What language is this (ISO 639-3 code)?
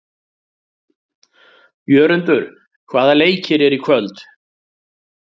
isl